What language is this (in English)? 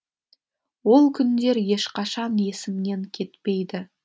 Kazakh